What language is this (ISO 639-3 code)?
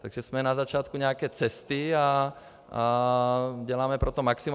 ces